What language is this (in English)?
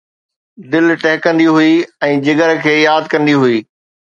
Sindhi